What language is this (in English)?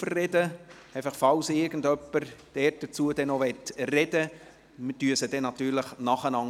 Swiss German